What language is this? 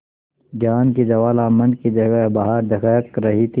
Hindi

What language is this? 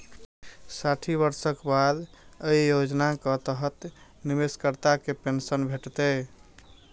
Maithili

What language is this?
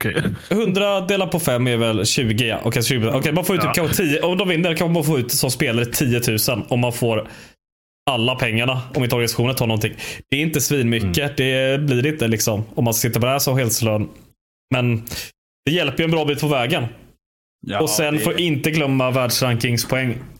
Swedish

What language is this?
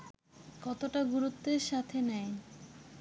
Bangla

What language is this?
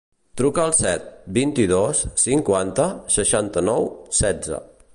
Catalan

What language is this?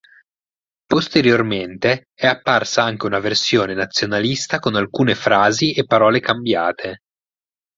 Italian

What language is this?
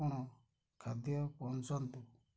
Odia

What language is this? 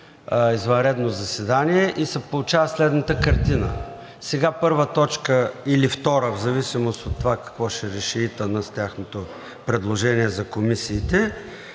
Bulgarian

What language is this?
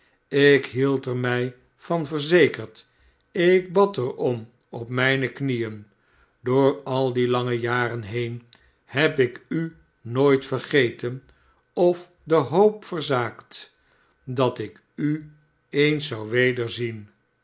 Dutch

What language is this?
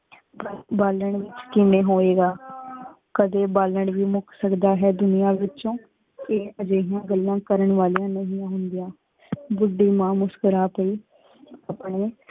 Punjabi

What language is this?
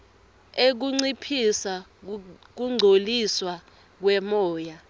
Swati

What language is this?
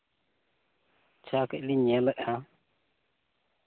Santali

